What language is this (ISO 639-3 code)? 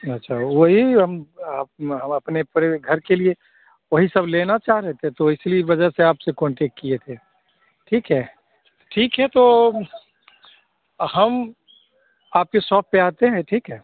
hin